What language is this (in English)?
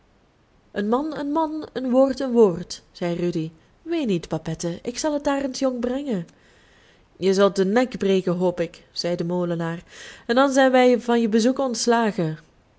Dutch